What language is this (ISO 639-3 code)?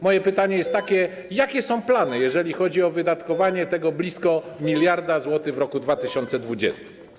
pol